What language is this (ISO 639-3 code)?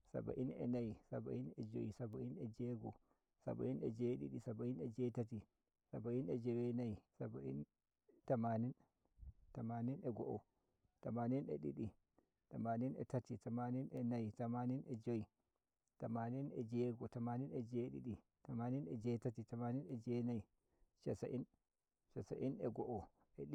fuv